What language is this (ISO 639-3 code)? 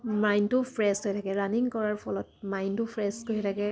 asm